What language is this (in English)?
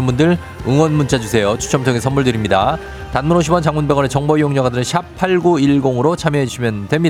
Korean